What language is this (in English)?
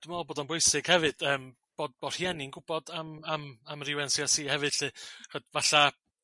Welsh